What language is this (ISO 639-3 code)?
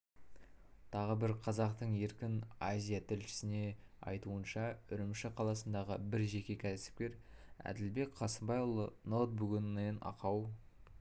kaz